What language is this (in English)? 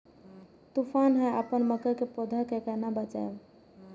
Maithili